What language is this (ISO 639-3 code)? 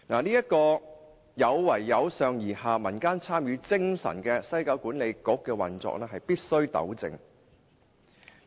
yue